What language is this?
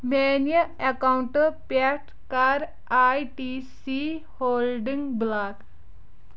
Kashmiri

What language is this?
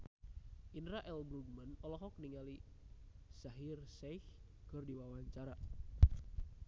Sundanese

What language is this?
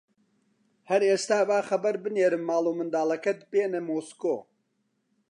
Central Kurdish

